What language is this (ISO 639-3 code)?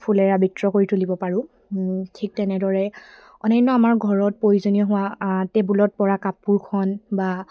asm